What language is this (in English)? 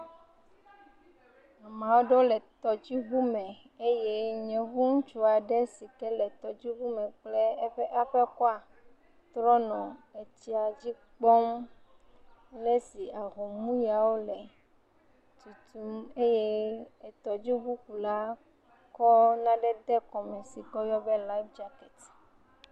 Ewe